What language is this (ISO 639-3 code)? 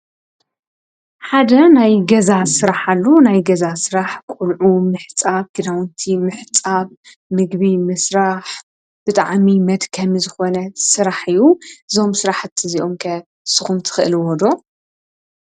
tir